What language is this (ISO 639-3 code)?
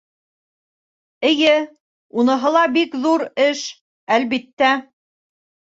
bak